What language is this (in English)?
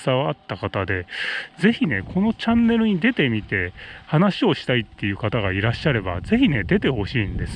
Japanese